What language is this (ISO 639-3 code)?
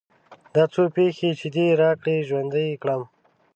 pus